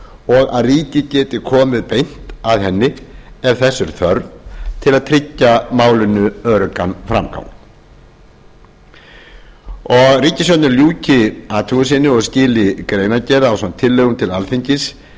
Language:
Icelandic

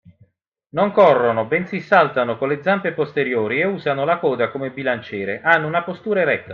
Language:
Italian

